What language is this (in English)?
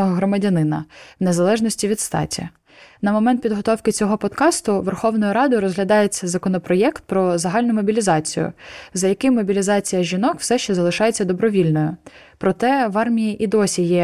Ukrainian